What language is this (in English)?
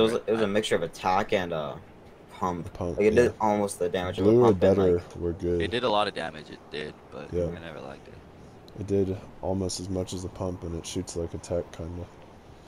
English